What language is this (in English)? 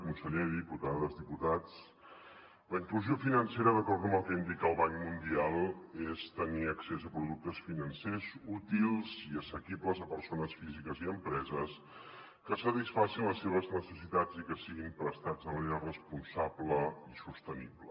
Catalan